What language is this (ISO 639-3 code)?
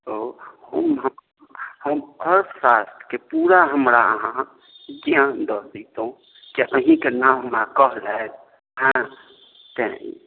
mai